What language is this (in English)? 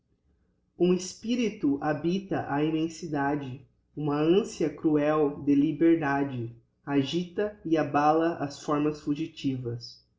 Portuguese